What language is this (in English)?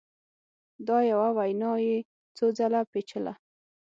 Pashto